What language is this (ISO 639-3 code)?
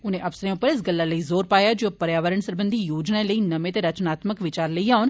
doi